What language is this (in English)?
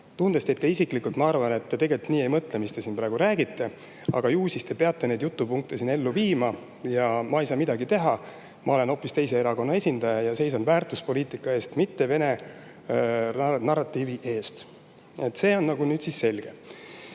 Estonian